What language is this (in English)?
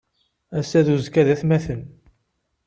Kabyle